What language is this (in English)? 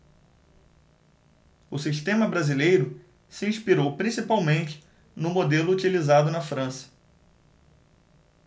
Portuguese